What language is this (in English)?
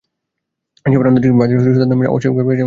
Bangla